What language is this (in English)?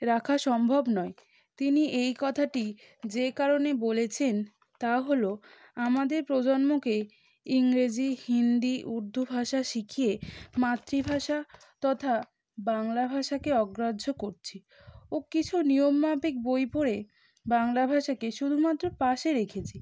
Bangla